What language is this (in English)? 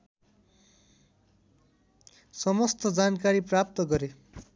Nepali